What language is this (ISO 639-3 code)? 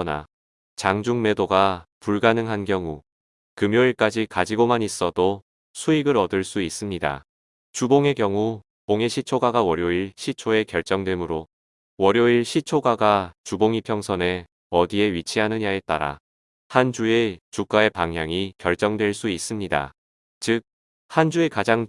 kor